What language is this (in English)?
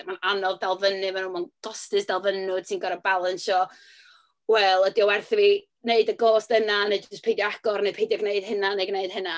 Welsh